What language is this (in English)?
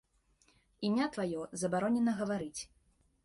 Belarusian